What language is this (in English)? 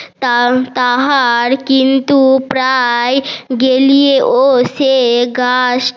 Bangla